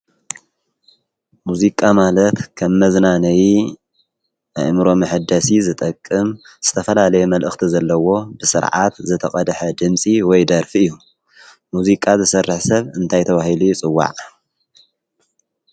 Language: Tigrinya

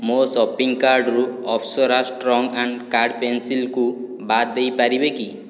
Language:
Odia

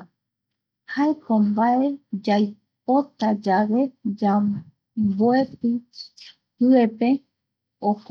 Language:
Eastern Bolivian Guaraní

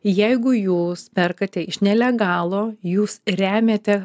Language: Lithuanian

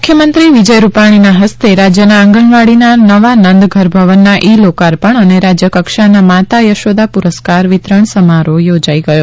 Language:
Gujarati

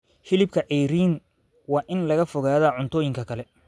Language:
Somali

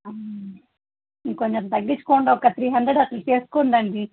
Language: Telugu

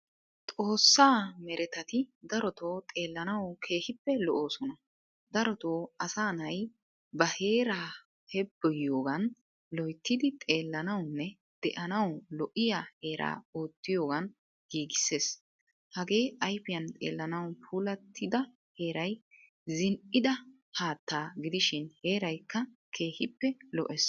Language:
Wolaytta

